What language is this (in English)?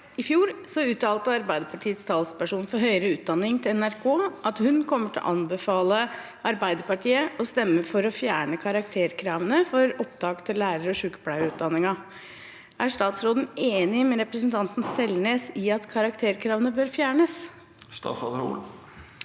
Norwegian